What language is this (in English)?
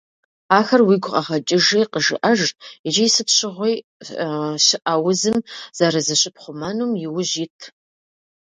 Kabardian